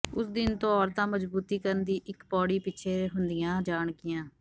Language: Punjabi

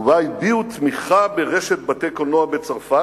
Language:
Hebrew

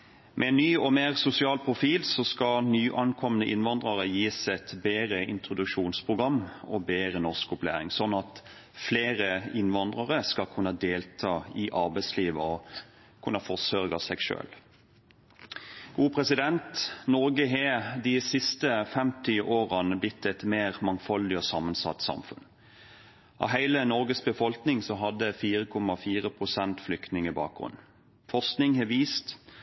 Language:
Norwegian Bokmål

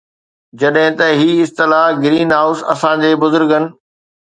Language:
Sindhi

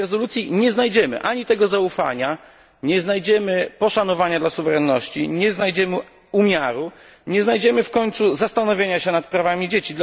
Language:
Polish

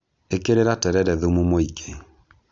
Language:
Kikuyu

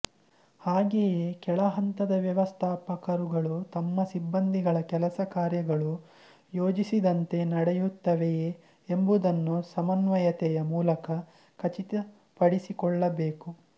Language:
Kannada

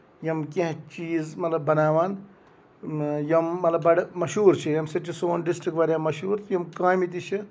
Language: Kashmiri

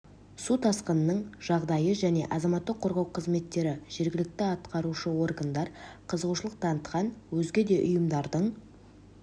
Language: Kazakh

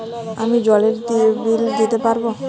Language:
Bangla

